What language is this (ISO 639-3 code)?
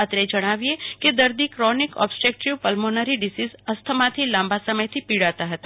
guj